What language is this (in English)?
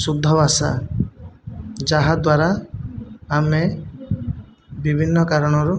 Odia